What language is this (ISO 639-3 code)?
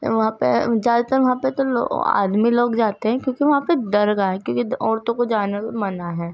urd